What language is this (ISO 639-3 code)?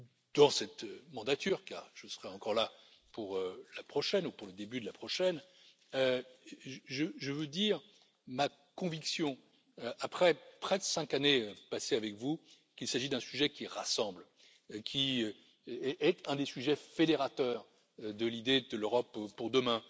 fra